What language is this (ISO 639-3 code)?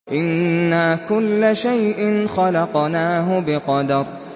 ara